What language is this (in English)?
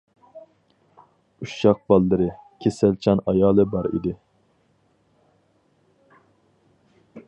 Uyghur